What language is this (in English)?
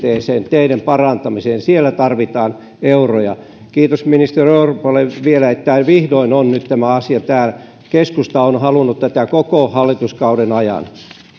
Finnish